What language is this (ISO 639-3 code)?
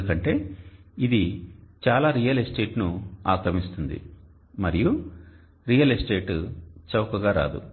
tel